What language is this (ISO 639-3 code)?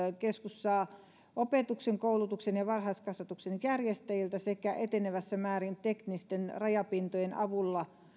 fin